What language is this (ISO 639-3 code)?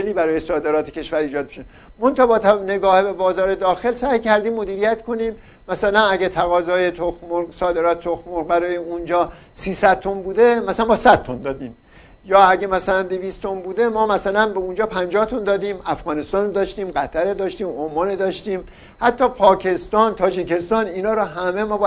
fas